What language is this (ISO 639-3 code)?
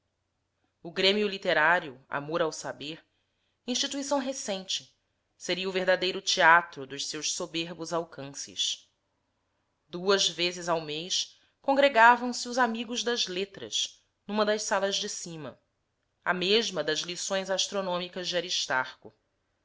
por